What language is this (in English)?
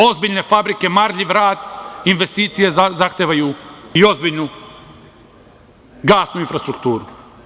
Serbian